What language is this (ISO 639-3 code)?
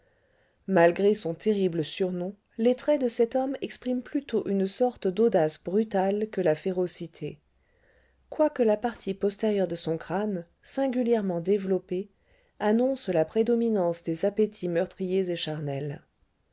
fra